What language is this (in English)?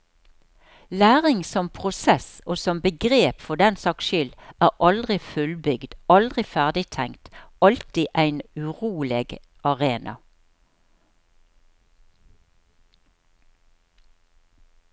Norwegian